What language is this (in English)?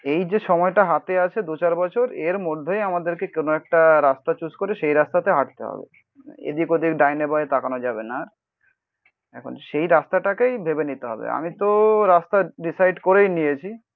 Bangla